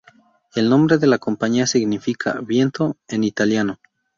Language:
Spanish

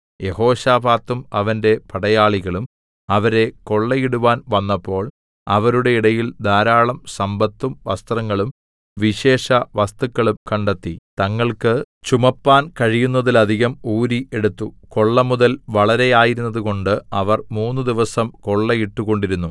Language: Malayalam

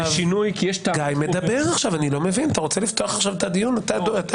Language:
Hebrew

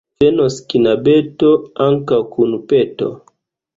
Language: Esperanto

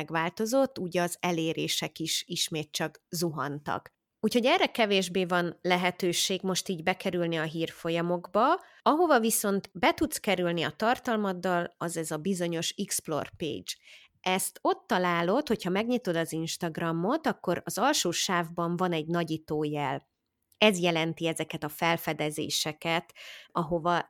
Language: Hungarian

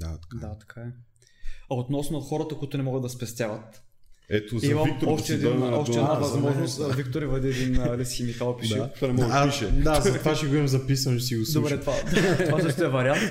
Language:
Bulgarian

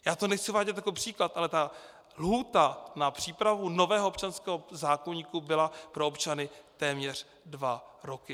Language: Czech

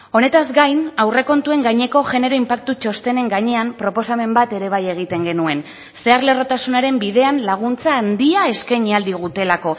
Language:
Basque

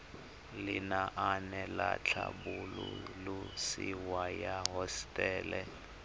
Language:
Tswana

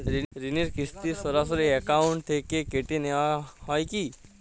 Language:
Bangla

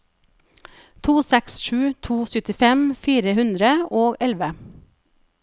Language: Norwegian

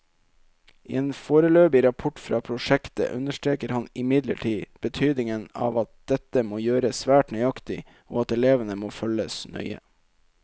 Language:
Norwegian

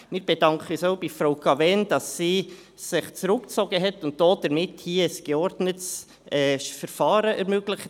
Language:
Swiss German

